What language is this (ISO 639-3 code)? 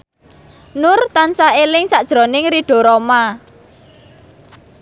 jav